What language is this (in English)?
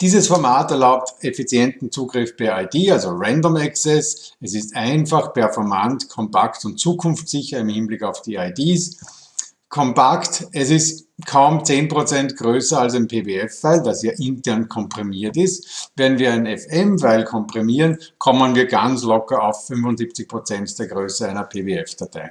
German